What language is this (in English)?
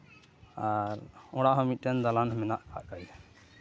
Santali